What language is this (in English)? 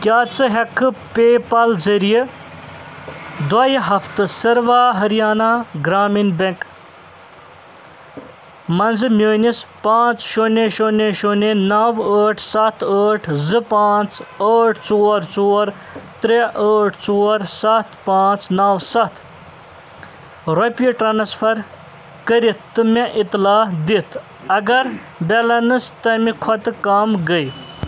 Kashmiri